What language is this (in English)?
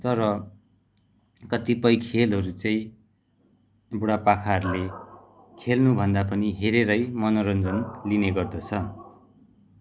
Nepali